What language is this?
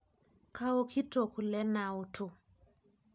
Masai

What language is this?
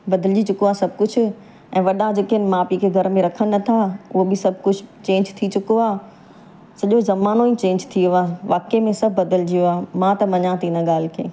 Sindhi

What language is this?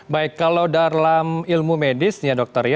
Indonesian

